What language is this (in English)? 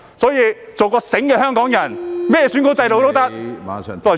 Cantonese